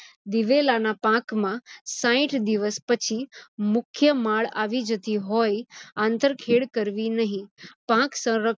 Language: Gujarati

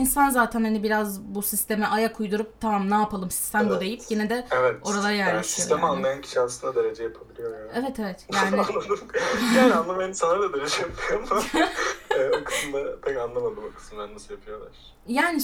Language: Turkish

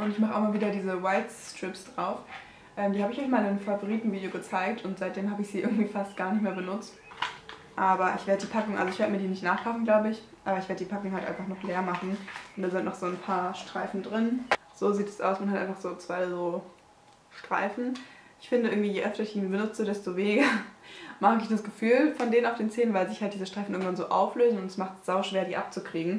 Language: German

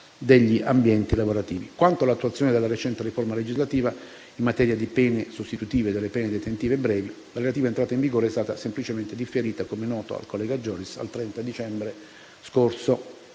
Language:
Italian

